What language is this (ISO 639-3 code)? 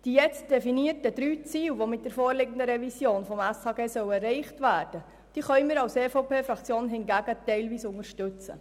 gsw